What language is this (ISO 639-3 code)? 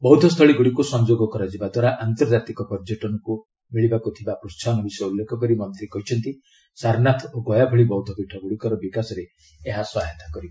ori